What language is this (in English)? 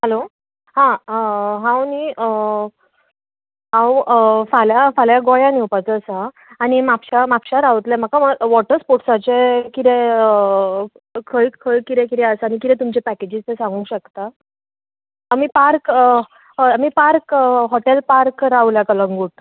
Konkani